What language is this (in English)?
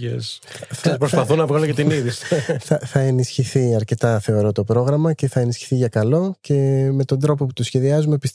Greek